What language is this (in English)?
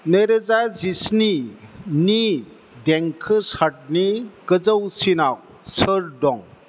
Bodo